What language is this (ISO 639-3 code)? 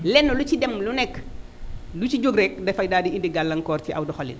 wol